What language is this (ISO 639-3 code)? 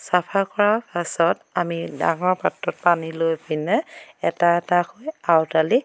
asm